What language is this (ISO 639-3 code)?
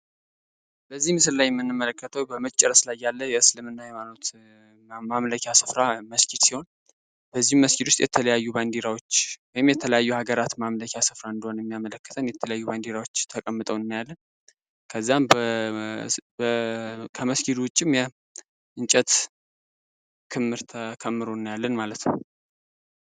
amh